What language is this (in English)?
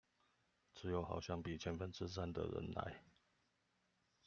Chinese